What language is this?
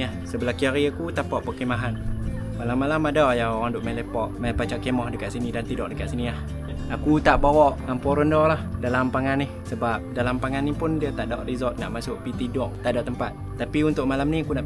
Malay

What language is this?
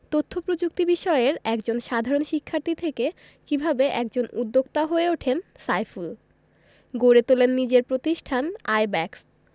Bangla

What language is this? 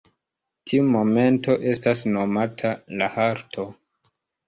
Esperanto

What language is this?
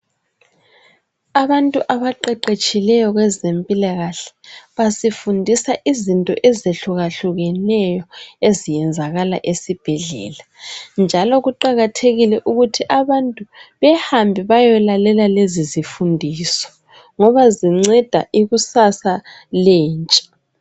North Ndebele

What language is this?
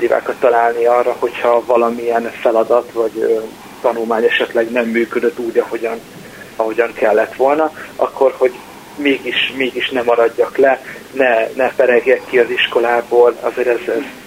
Hungarian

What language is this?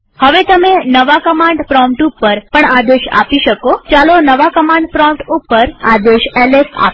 Gujarati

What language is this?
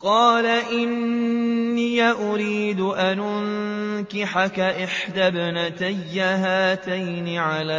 Arabic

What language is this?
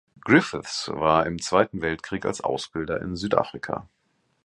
German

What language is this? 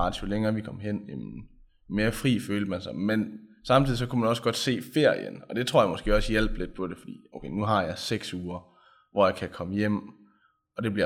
Danish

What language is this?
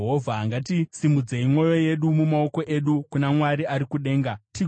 Shona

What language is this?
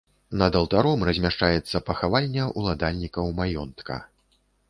Belarusian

